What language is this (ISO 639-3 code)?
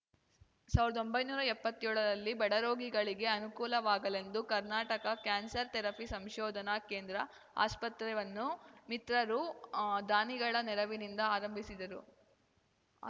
kan